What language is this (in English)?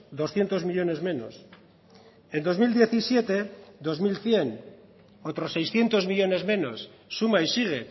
Spanish